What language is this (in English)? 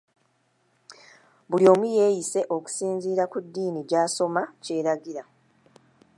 Ganda